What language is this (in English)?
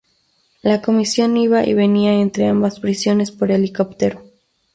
Spanish